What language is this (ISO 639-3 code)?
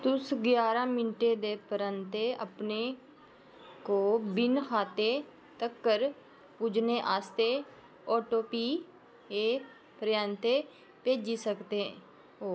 doi